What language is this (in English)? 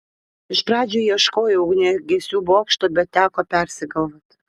Lithuanian